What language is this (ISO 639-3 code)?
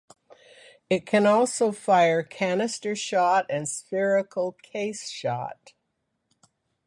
eng